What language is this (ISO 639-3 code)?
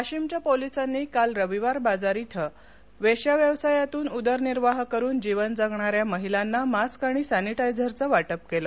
mar